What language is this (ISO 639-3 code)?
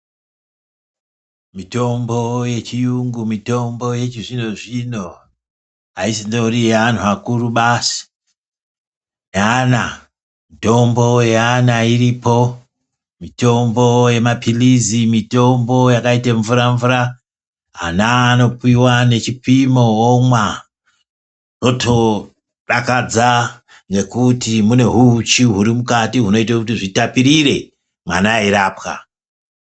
ndc